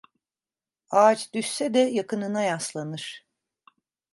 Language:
Turkish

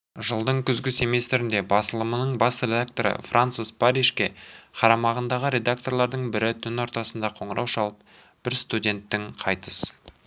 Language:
Kazakh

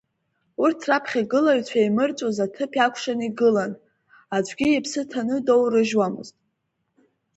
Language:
Abkhazian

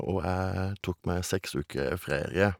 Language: Norwegian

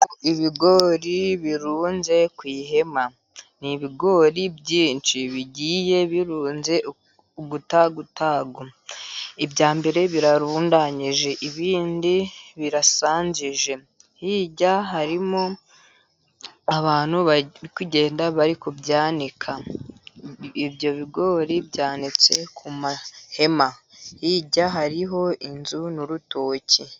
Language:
Kinyarwanda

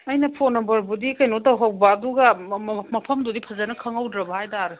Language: Manipuri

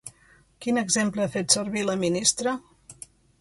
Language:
Catalan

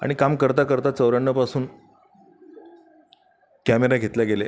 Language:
Marathi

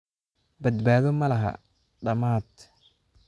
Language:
Somali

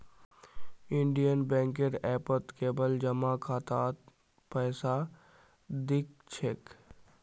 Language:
Magahi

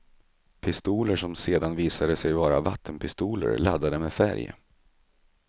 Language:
Swedish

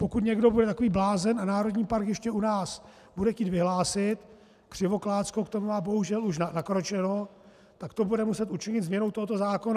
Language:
Czech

